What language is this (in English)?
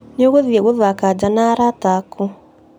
Kikuyu